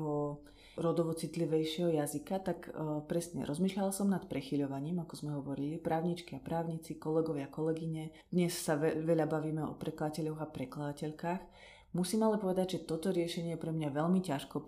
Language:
Slovak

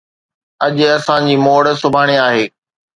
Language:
Sindhi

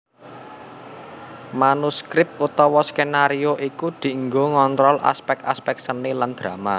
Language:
Javanese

